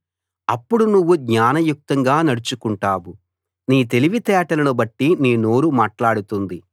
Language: Telugu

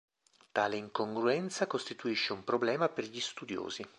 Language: Italian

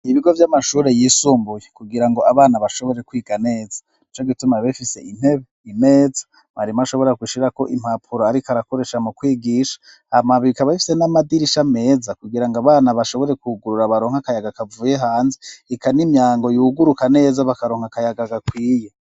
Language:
Rundi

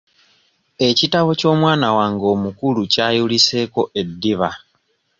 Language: Ganda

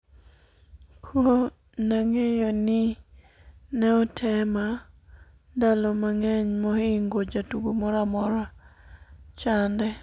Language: Luo (Kenya and Tanzania)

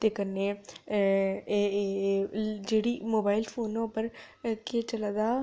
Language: Dogri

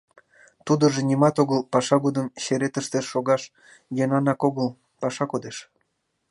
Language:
Mari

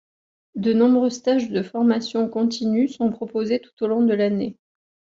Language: French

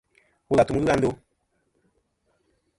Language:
Kom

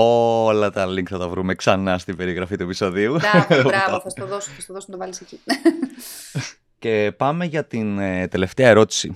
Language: Greek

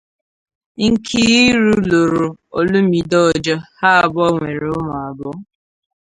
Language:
Igbo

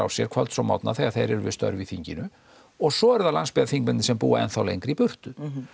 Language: Icelandic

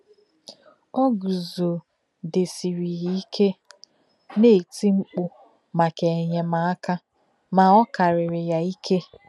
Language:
Igbo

